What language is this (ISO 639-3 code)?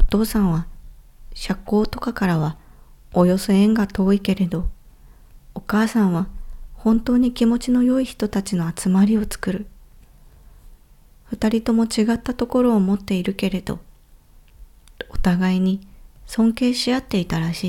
jpn